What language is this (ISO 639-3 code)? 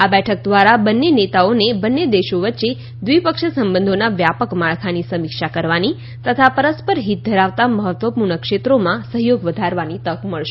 guj